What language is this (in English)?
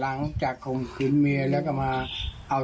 Thai